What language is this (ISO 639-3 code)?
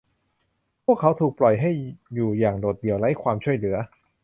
tha